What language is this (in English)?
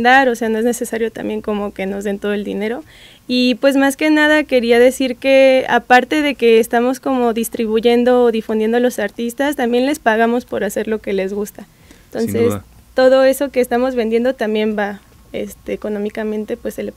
Spanish